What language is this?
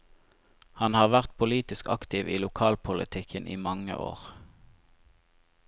Norwegian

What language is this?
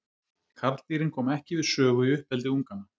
Icelandic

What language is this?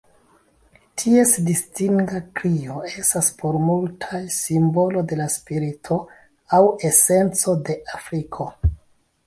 Esperanto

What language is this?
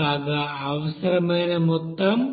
Telugu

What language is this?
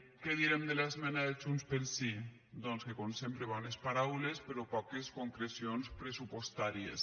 Catalan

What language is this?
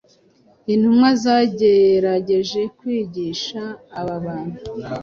Kinyarwanda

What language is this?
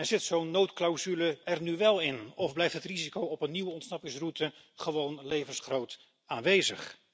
Dutch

